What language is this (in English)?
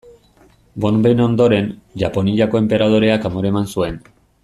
Basque